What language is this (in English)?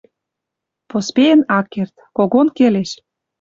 Western Mari